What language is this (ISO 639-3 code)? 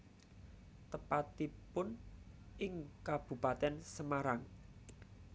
jav